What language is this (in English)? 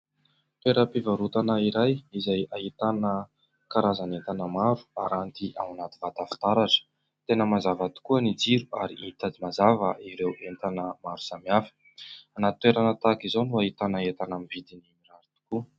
Malagasy